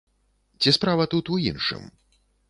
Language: Belarusian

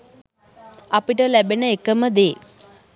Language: Sinhala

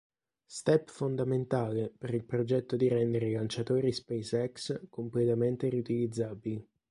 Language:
Italian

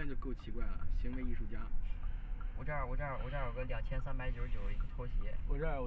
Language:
Chinese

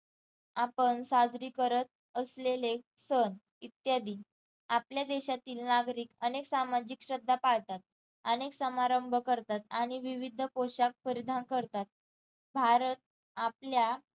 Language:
Marathi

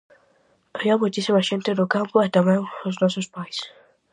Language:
Galician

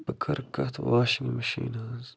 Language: Kashmiri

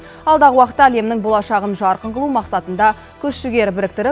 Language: Kazakh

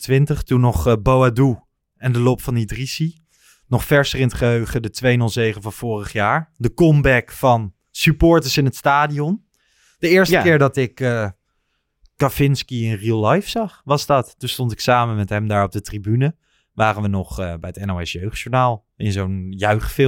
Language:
Dutch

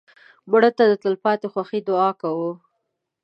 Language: Pashto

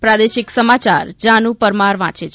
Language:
Gujarati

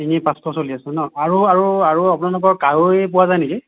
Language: Assamese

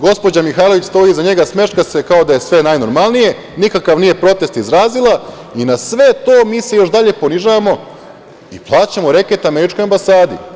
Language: Serbian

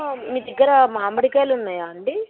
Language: Telugu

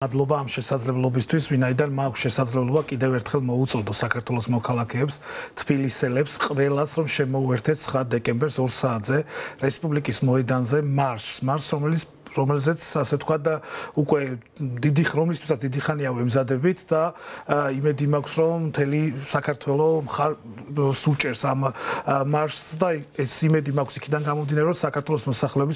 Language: Romanian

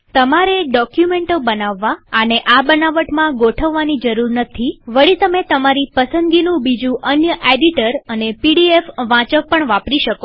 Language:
Gujarati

